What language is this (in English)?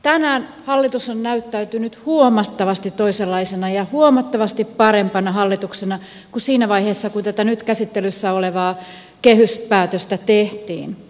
Finnish